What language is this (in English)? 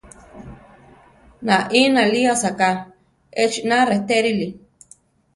Central Tarahumara